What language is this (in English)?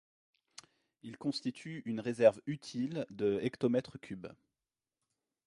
French